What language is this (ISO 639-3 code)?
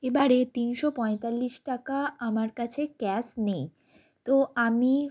ben